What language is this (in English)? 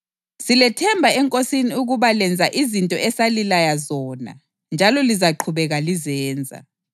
North Ndebele